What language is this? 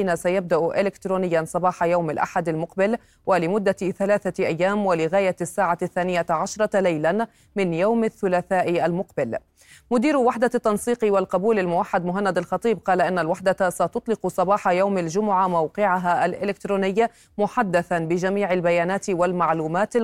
Arabic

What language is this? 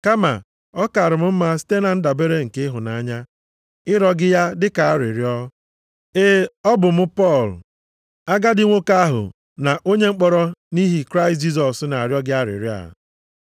Igbo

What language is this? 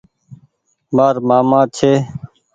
Goaria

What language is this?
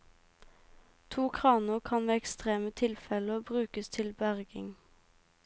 Norwegian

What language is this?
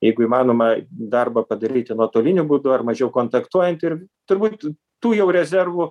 Lithuanian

